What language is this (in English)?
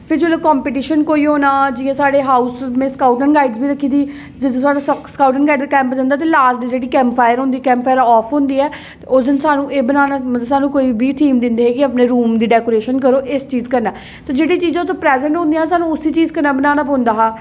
Dogri